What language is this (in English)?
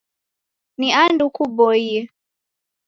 Taita